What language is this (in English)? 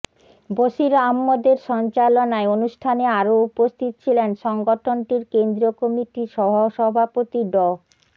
Bangla